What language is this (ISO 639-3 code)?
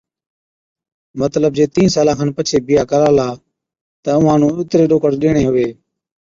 odk